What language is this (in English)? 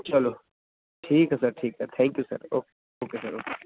Punjabi